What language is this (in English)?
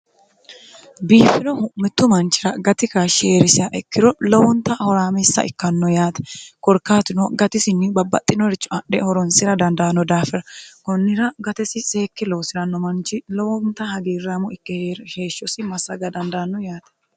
Sidamo